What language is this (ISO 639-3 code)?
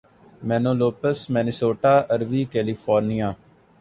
urd